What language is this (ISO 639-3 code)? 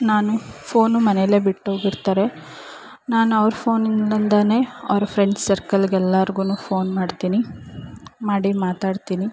kan